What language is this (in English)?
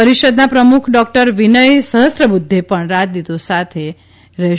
Gujarati